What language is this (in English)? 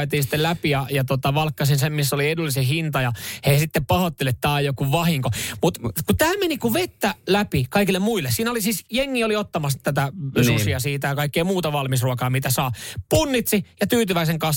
Finnish